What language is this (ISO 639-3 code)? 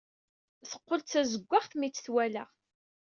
kab